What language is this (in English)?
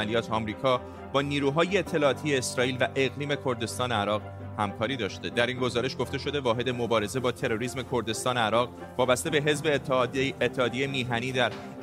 Persian